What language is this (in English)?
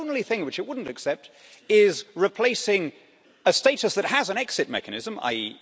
English